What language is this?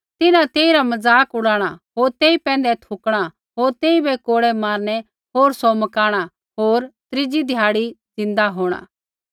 Kullu Pahari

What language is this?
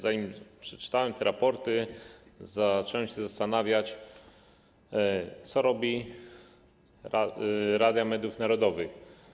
Polish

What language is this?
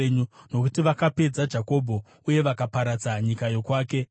Shona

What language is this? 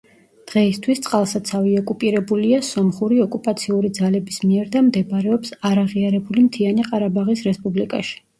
Georgian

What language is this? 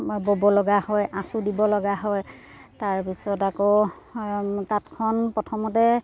Assamese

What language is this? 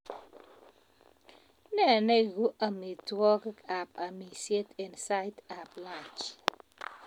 Kalenjin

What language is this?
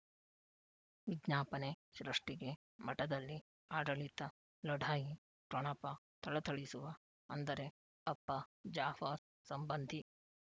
Kannada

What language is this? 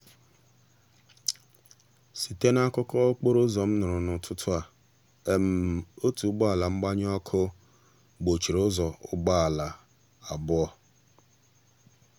Igbo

